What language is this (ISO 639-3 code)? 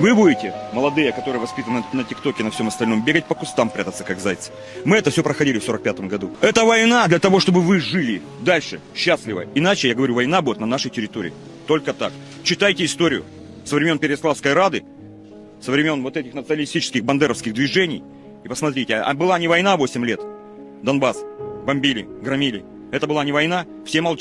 rus